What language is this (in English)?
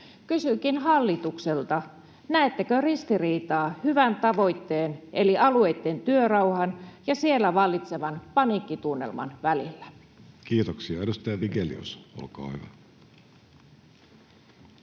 Finnish